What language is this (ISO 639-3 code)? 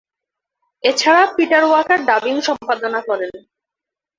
ben